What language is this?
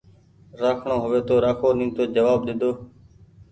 Goaria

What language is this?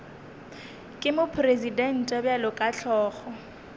Northern Sotho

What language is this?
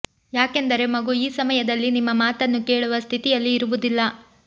Kannada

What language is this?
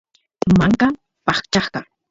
Santiago del Estero Quichua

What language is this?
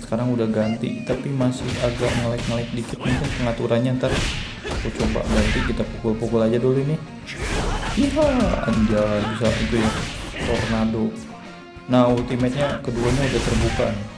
Indonesian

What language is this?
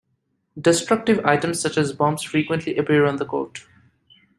English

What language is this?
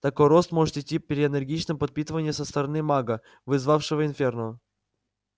Russian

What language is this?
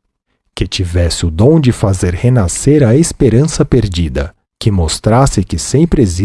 Portuguese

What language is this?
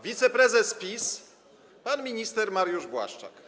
Polish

